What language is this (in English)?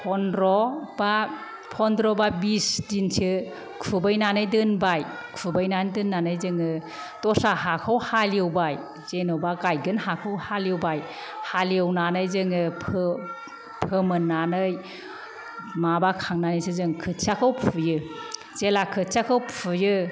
Bodo